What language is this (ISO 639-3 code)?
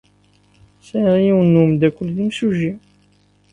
kab